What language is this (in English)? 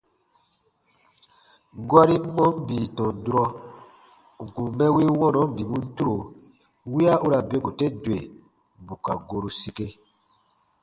Baatonum